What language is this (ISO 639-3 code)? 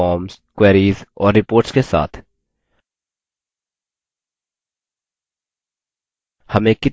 hin